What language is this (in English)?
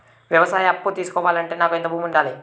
Telugu